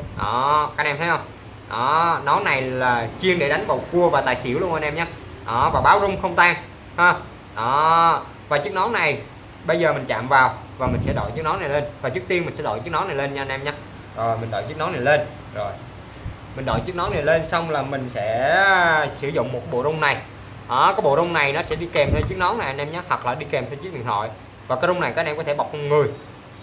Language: Vietnamese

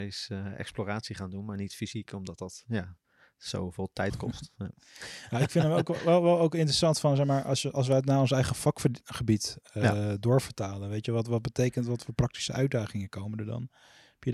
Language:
Dutch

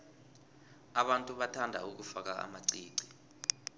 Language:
South Ndebele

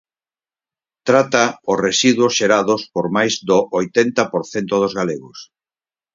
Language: Galician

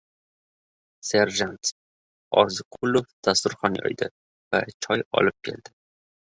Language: Uzbek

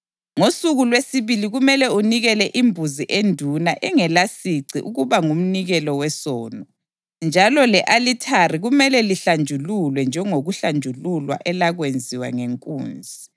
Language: North Ndebele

